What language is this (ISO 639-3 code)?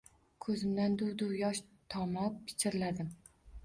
uzb